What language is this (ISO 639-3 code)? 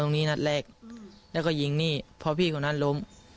tha